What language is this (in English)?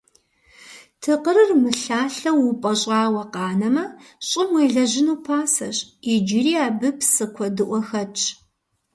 Kabardian